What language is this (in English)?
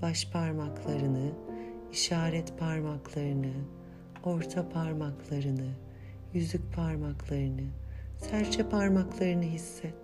Turkish